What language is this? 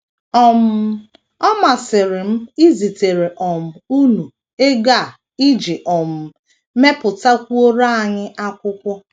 Igbo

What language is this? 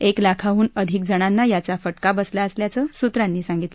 Marathi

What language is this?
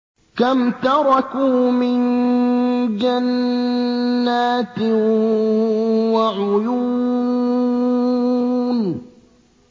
Arabic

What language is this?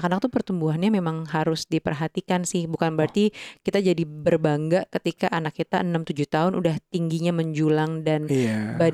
Indonesian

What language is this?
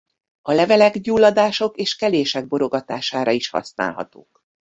Hungarian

